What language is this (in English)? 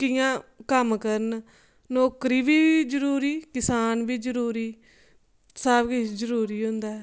Dogri